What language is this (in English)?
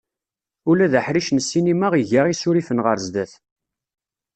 Kabyle